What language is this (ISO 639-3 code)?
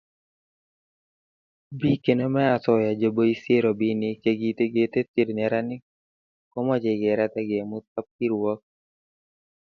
kln